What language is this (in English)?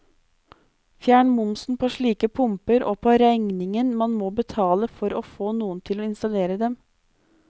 Norwegian